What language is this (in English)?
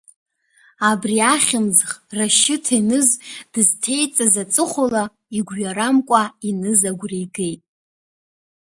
Abkhazian